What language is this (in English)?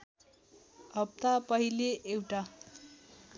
Nepali